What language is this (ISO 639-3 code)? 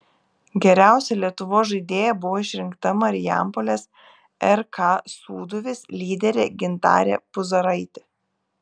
lit